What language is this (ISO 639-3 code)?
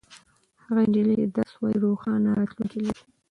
pus